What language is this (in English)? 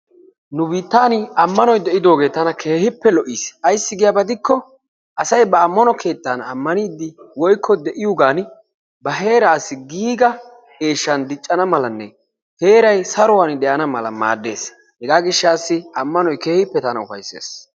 Wolaytta